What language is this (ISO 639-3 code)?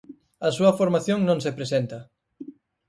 glg